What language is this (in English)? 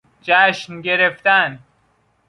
Persian